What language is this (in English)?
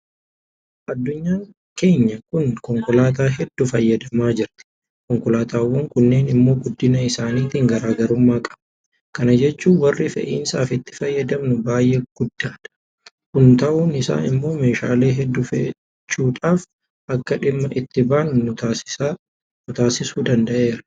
Oromo